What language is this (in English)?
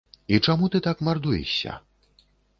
Belarusian